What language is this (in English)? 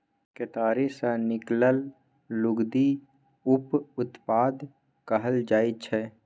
Maithili